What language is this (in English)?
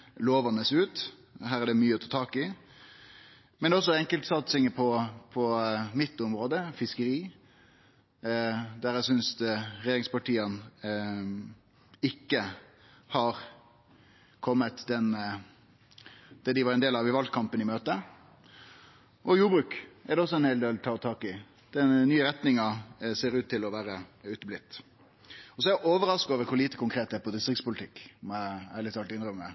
Norwegian Nynorsk